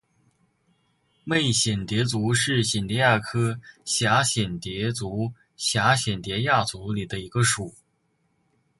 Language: Chinese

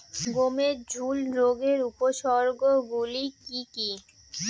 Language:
Bangla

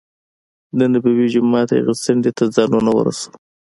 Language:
Pashto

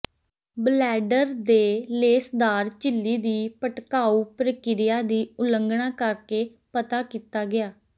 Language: Punjabi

